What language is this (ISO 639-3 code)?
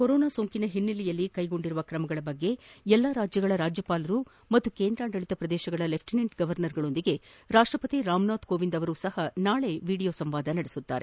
kan